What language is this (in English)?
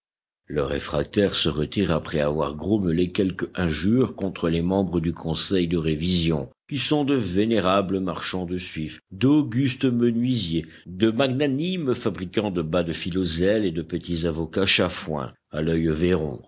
French